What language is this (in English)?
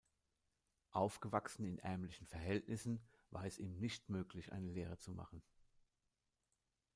German